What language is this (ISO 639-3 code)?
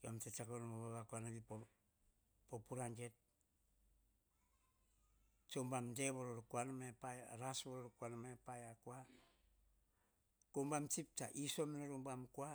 hah